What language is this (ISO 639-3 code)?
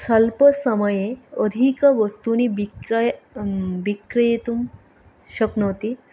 san